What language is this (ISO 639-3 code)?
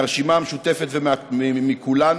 heb